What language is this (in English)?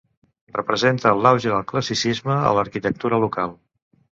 Catalan